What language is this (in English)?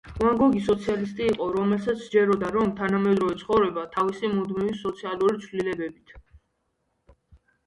Georgian